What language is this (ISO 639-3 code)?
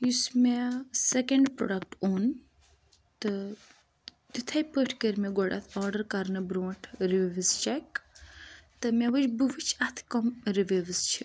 kas